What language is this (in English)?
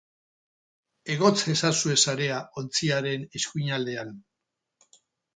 Basque